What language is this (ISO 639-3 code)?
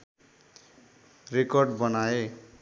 nep